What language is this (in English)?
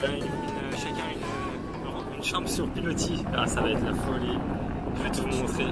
French